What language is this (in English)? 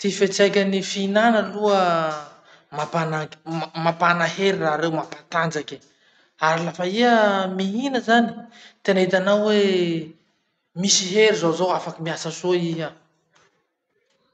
Masikoro Malagasy